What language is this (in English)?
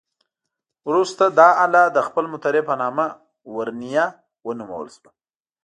Pashto